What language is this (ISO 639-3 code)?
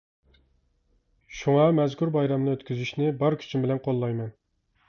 uig